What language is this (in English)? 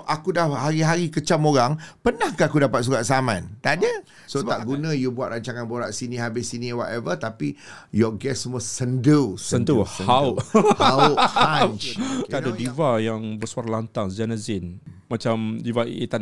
Malay